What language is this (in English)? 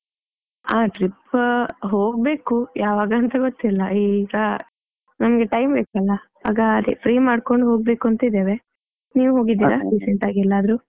Kannada